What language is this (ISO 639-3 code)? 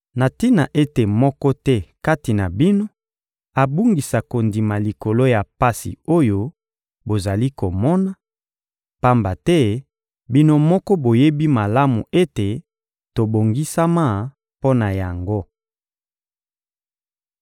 lin